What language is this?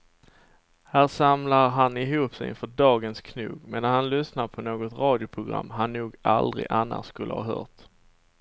Swedish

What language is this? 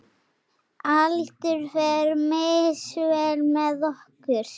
Icelandic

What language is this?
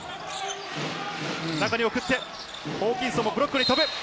Japanese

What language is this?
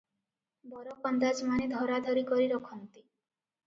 Odia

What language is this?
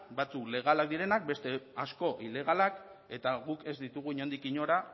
Basque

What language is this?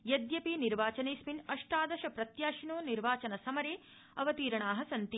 Sanskrit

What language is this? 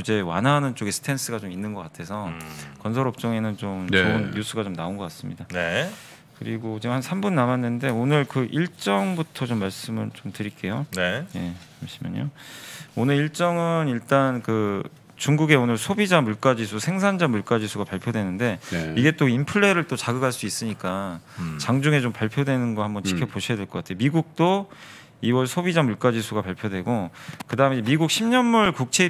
Korean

